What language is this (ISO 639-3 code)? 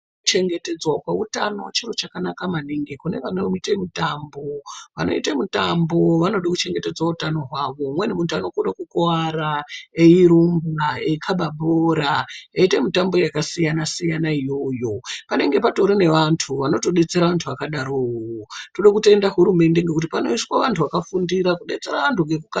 ndc